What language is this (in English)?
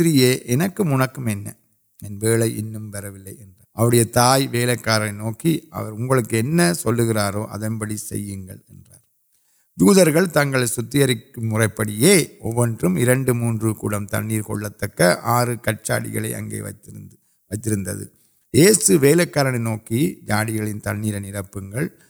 Urdu